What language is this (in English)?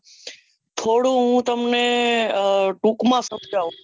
Gujarati